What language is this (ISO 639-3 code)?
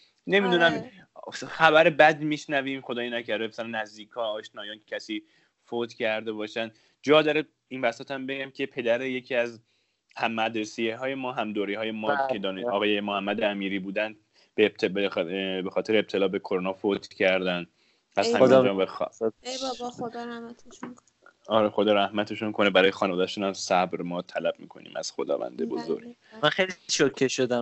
fas